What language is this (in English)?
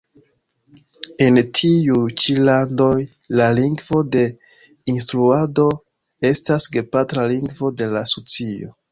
Esperanto